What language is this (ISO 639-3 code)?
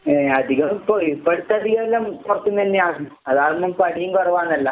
mal